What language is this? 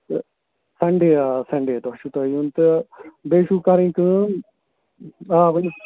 Kashmiri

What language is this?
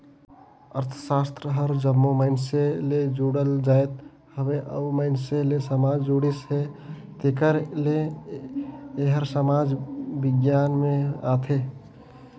Chhattisgarhi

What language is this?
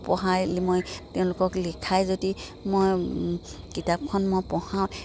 Assamese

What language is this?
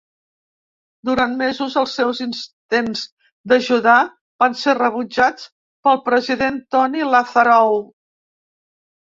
Catalan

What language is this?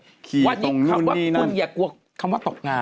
Thai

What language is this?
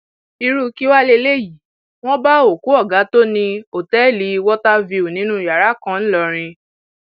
Yoruba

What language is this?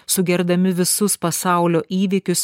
Lithuanian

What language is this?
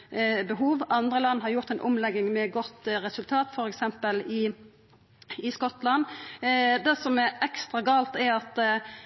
Norwegian Nynorsk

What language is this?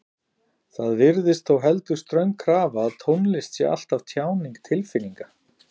Icelandic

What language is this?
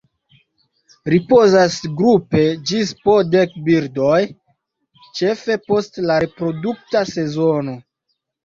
Esperanto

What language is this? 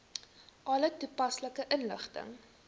Afrikaans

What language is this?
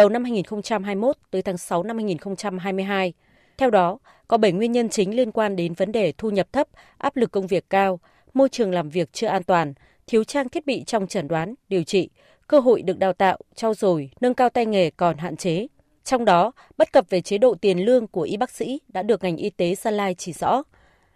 Vietnamese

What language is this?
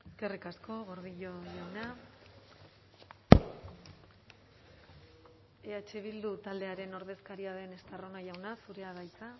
Basque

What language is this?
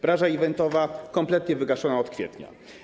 Polish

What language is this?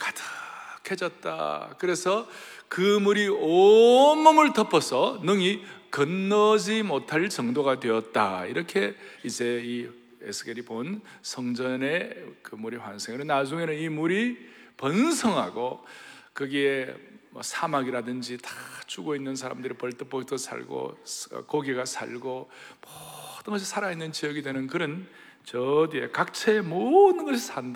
Korean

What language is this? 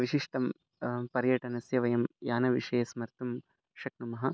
Sanskrit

